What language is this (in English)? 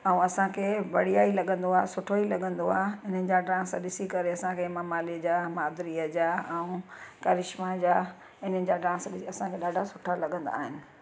Sindhi